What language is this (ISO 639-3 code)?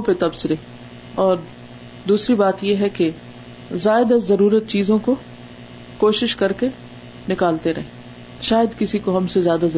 urd